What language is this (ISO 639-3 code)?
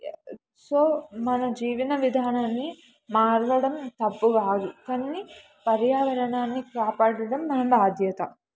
tel